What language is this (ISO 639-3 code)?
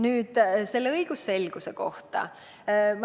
est